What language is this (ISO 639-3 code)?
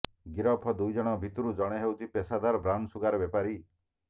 ori